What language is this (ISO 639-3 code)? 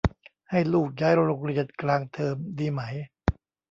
tha